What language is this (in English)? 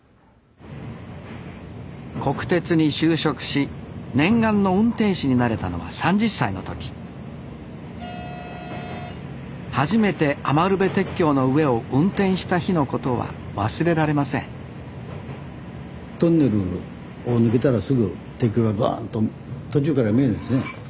Japanese